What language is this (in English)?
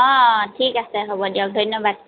Assamese